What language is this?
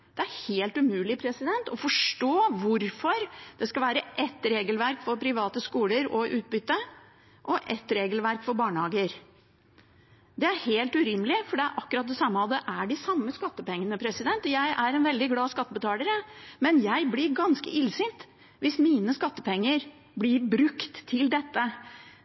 Norwegian Bokmål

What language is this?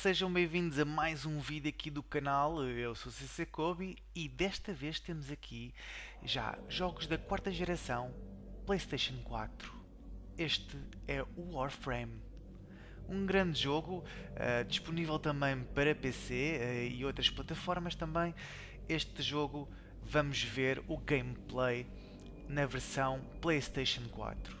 Portuguese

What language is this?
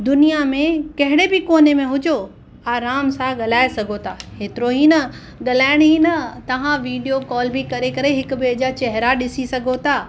Sindhi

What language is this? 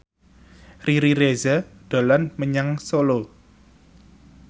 Javanese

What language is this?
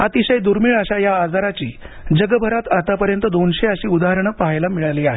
Marathi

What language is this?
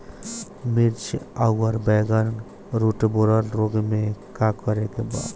Bhojpuri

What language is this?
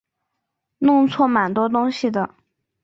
Chinese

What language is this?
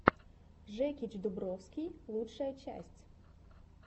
Russian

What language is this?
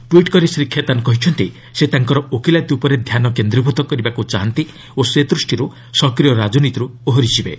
Odia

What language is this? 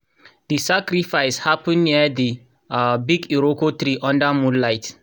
Nigerian Pidgin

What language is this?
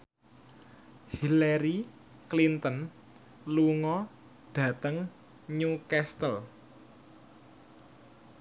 Javanese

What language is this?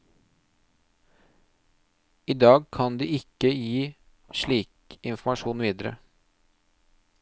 Norwegian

